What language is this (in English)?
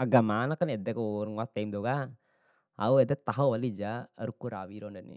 Bima